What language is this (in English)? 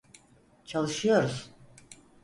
Turkish